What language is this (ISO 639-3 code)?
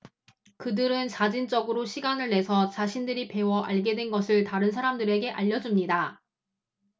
kor